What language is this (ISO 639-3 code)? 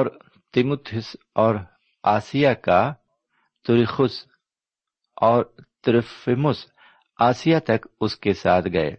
urd